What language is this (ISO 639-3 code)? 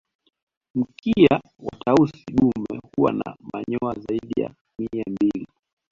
swa